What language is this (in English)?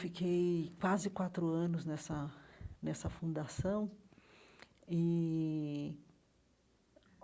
Portuguese